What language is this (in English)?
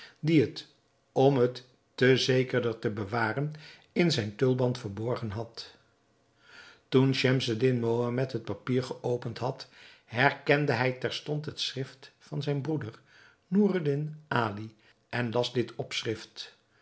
Dutch